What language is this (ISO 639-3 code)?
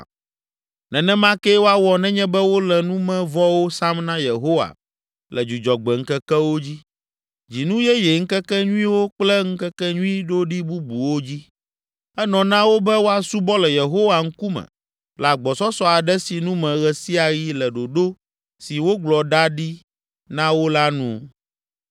ewe